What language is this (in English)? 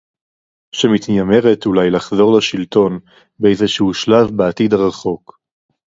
Hebrew